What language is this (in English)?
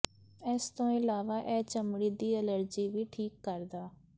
Punjabi